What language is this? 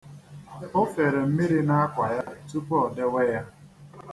Igbo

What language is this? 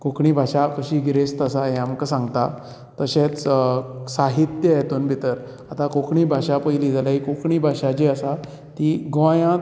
Konkani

